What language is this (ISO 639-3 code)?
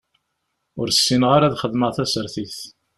kab